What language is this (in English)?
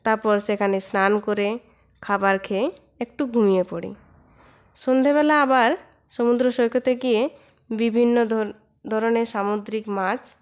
Bangla